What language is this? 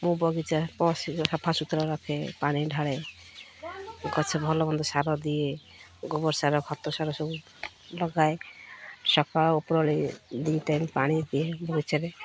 Odia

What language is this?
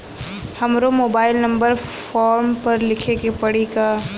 Bhojpuri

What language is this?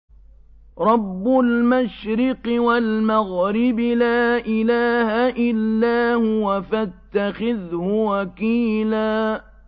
Arabic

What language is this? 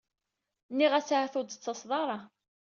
Kabyle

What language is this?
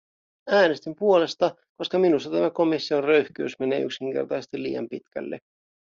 Finnish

